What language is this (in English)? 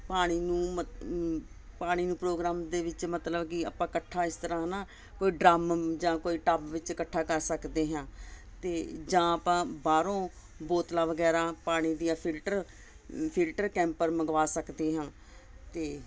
Punjabi